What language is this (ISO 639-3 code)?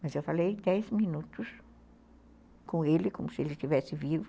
por